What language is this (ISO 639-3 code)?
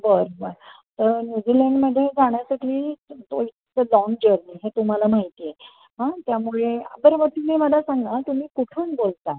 mar